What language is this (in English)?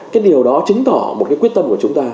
Vietnamese